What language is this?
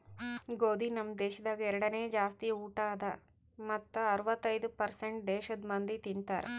Kannada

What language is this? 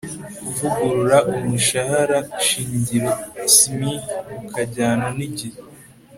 Kinyarwanda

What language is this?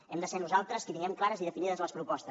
Catalan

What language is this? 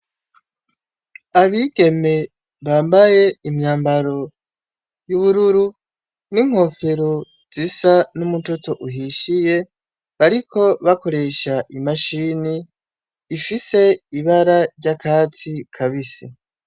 Rundi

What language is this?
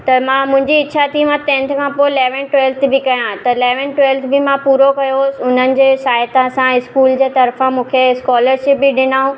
Sindhi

